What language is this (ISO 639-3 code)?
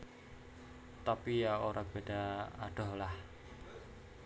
jav